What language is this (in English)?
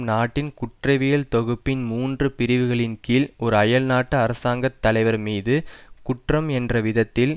Tamil